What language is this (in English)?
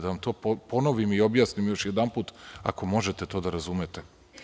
Serbian